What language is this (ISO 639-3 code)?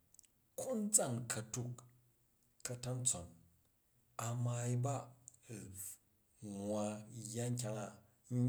kaj